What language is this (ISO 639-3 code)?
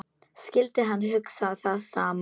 isl